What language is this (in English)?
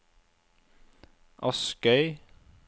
Norwegian